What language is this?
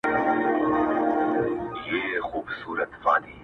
Pashto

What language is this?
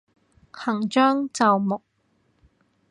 Cantonese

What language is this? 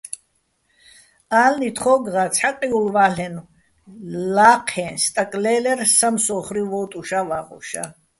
Bats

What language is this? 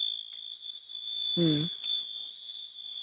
Santali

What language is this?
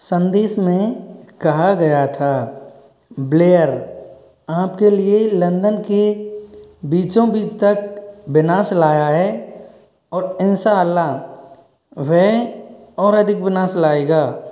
Hindi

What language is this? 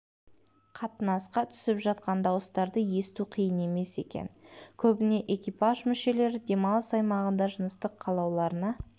Kazakh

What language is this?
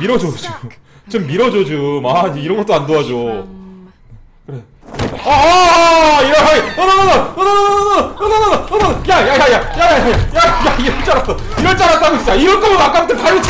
Korean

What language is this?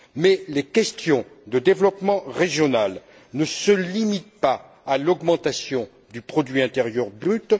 French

